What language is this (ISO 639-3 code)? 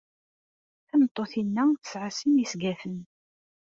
kab